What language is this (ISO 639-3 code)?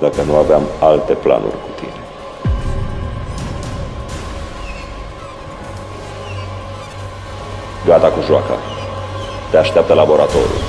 ron